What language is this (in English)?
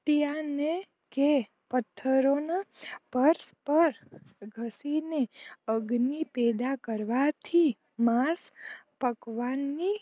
Gujarati